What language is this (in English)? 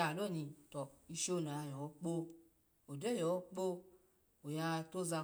Alago